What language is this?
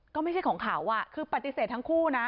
Thai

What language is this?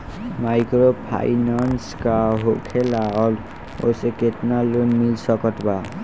Bhojpuri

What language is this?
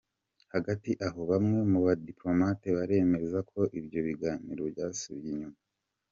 Kinyarwanda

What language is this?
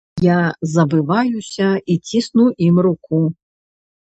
Belarusian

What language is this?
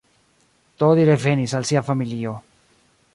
Esperanto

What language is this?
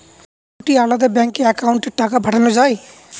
Bangla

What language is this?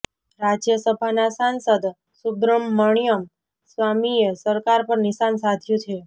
Gujarati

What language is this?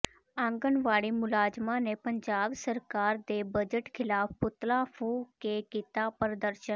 Punjabi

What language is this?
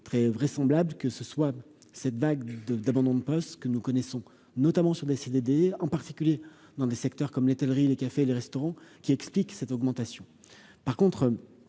French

